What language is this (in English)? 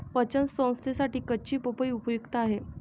Marathi